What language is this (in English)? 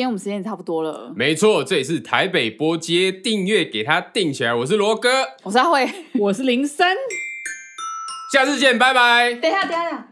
Chinese